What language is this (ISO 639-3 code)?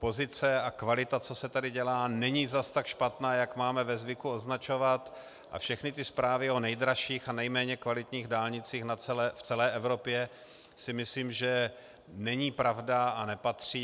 ces